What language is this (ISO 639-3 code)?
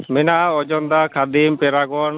sat